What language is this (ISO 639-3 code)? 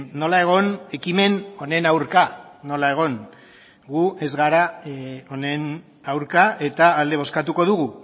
eus